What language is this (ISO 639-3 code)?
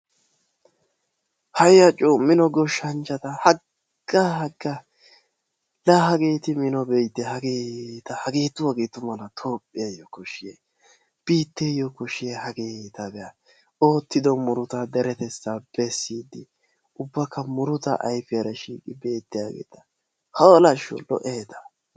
wal